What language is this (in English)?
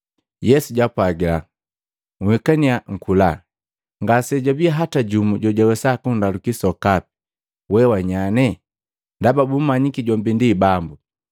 Matengo